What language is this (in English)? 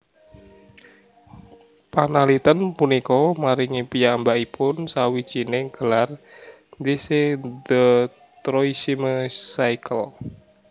Javanese